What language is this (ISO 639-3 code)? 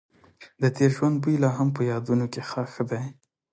pus